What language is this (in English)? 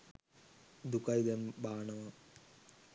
Sinhala